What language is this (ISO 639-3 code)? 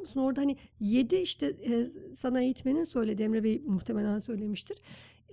tur